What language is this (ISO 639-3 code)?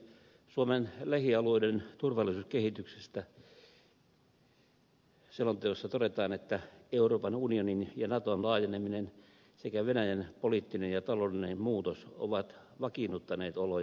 fin